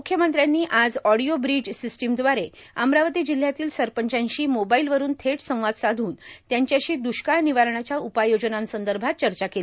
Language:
Marathi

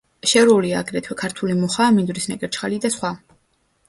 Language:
Georgian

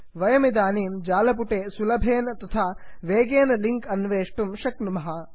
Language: Sanskrit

